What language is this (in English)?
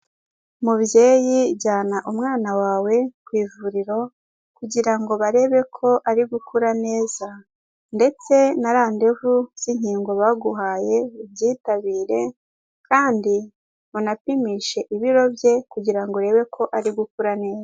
Kinyarwanda